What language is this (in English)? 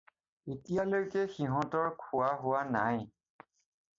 Assamese